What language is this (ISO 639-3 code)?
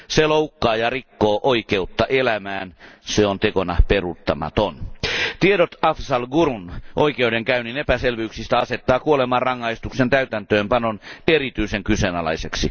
fin